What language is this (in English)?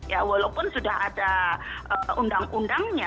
Indonesian